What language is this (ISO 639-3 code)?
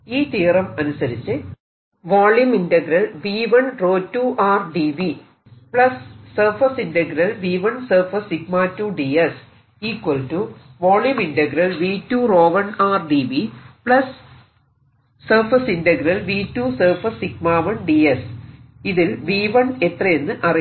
mal